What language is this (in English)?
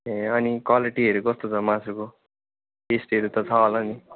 Nepali